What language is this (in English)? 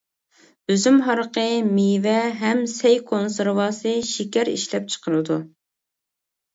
Uyghur